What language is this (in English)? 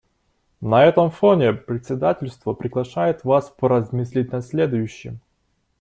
Russian